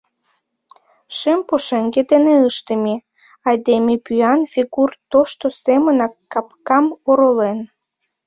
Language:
Mari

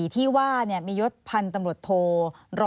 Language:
Thai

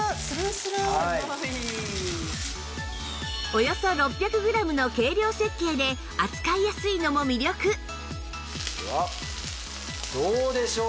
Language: Japanese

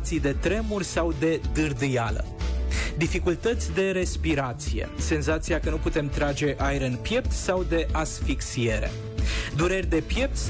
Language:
Romanian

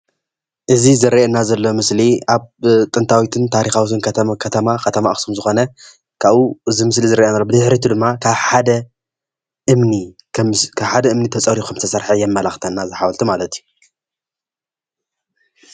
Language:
Tigrinya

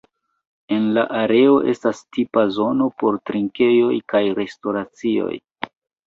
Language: Esperanto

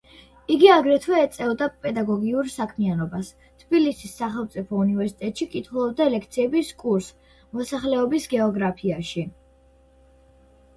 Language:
Georgian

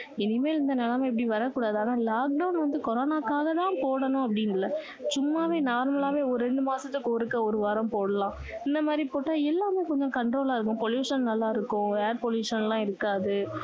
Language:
Tamil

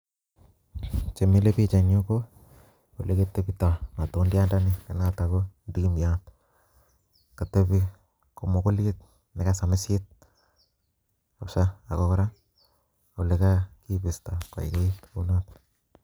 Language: Kalenjin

